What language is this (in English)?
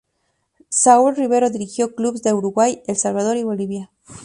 Spanish